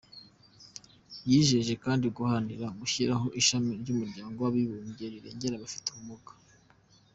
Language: Kinyarwanda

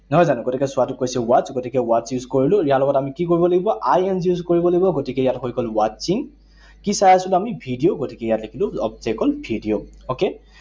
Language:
Assamese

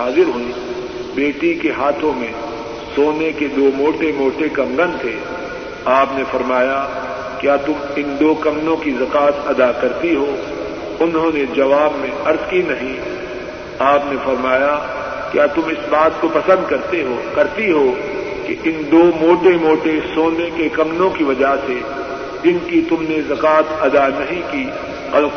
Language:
Urdu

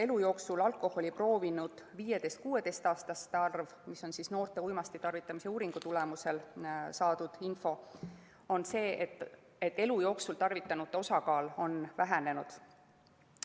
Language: Estonian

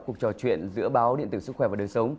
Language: Vietnamese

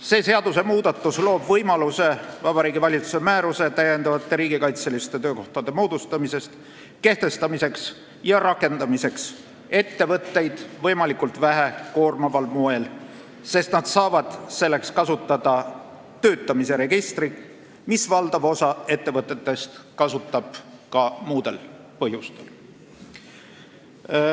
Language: Estonian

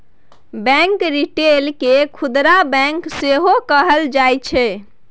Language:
Maithili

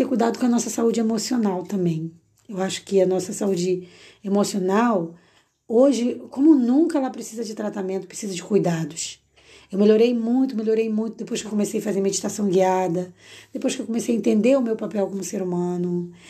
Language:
Portuguese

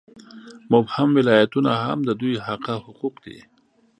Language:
Pashto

